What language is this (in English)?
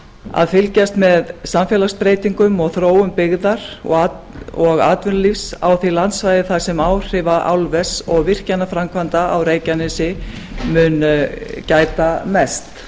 Icelandic